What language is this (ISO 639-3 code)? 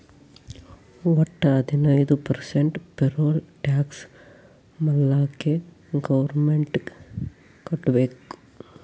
kan